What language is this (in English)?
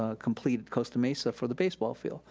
English